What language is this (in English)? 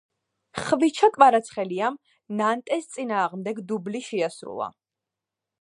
Georgian